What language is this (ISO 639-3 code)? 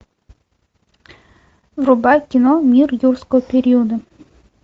rus